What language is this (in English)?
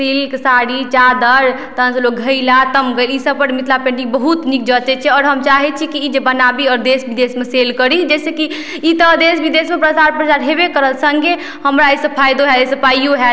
Maithili